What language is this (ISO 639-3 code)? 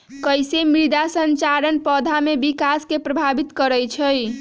mag